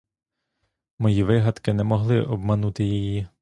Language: Ukrainian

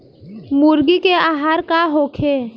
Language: Bhojpuri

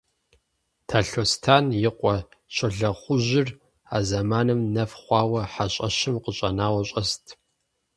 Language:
Kabardian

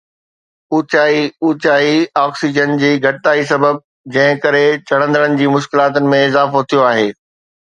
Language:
Sindhi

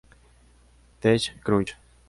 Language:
Spanish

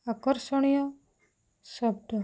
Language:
Odia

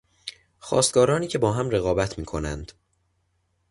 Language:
Persian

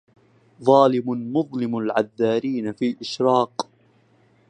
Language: Arabic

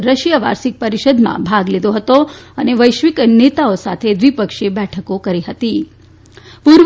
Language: Gujarati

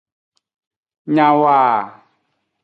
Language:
Aja (Benin)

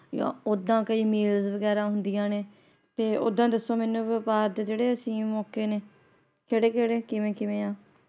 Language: Punjabi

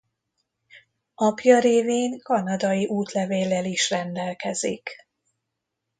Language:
Hungarian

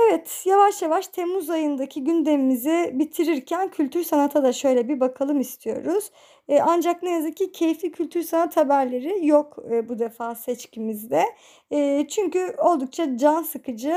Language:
Turkish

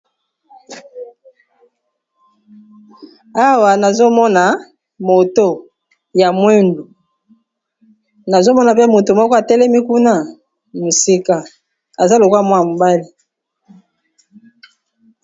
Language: Lingala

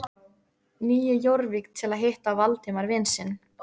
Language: Icelandic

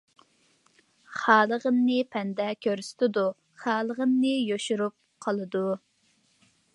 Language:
Uyghur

